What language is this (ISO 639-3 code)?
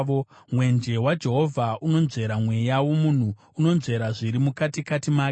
sna